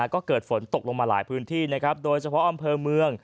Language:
Thai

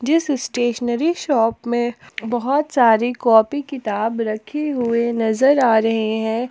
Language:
Hindi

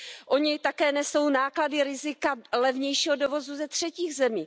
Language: Czech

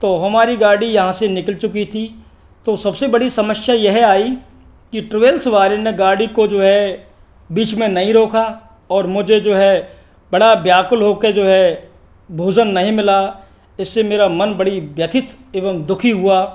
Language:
Hindi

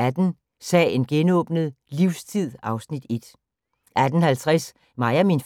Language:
Danish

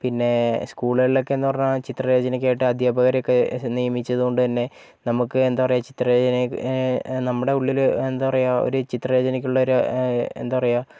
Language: Malayalam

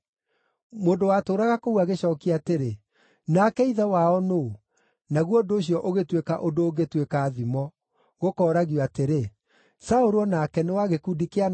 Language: Kikuyu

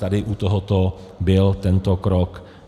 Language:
Czech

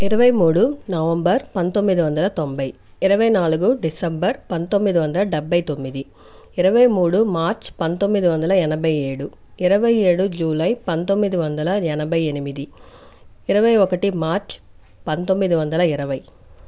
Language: Telugu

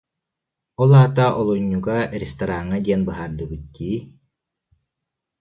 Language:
Yakut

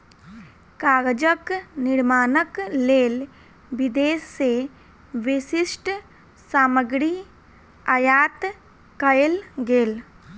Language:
Maithili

